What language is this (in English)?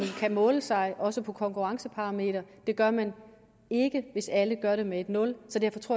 Danish